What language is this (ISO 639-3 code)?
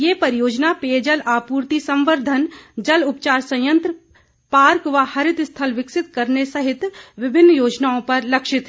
hin